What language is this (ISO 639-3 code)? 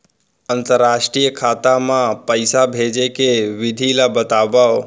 hne